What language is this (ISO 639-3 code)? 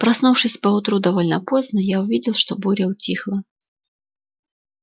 rus